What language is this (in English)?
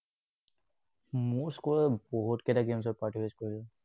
Assamese